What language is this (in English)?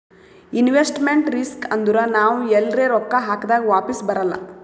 Kannada